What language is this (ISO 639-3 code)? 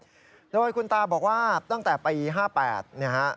tha